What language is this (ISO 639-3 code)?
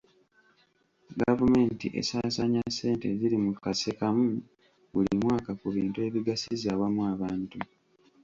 lug